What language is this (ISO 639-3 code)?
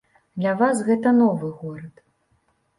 bel